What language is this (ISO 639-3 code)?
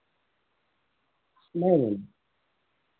urd